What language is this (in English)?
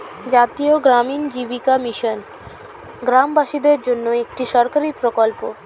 Bangla